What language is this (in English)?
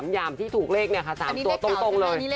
Thai